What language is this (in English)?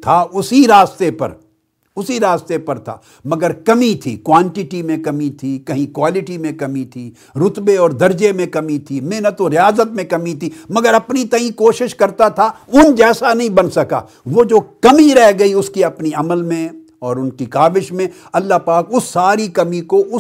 Urdu